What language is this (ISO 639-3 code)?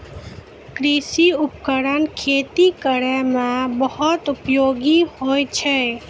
mai